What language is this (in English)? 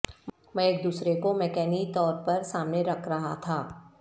Urdu